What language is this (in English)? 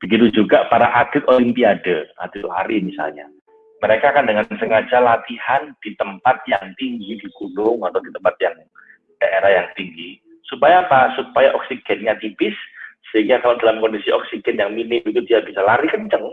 Indonesian